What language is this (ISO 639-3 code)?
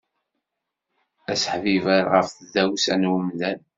kab